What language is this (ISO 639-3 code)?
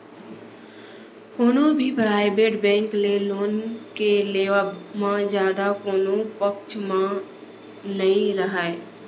hne